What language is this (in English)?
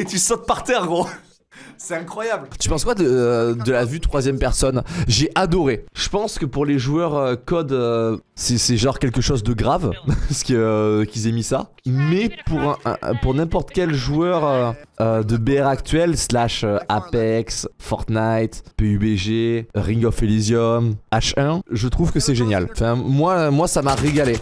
French